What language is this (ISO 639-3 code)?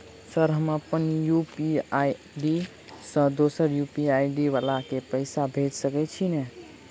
mai